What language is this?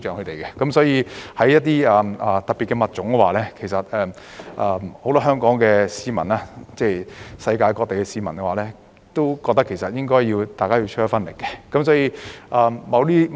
Cantonese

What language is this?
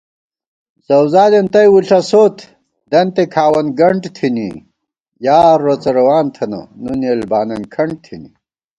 Gawar-Bati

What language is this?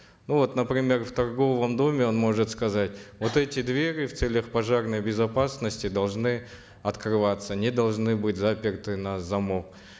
Kazakh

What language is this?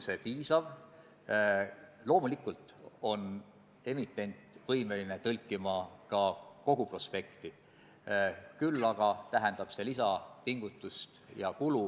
Estonian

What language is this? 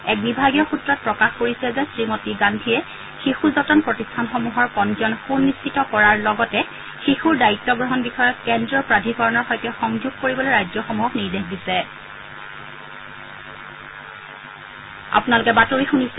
Assamese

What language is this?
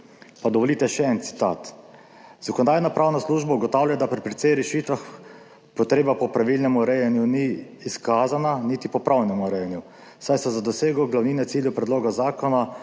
Slovenian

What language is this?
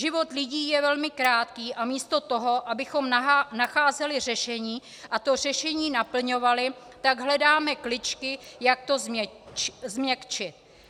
Czech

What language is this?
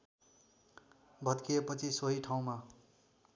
Nepali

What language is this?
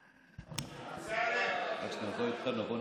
Hebrew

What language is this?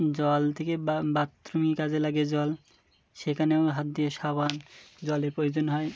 Bangla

